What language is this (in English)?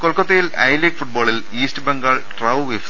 Malayalam